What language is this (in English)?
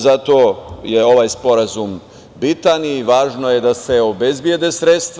Serbian